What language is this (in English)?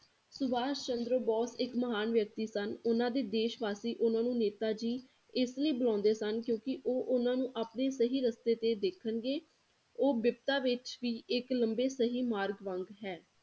Punjabi